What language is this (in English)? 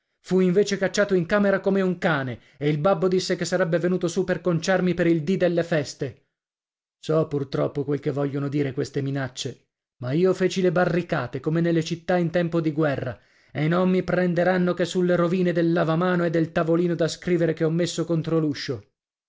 Italian